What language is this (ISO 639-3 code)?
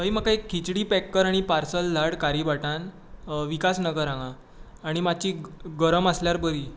kok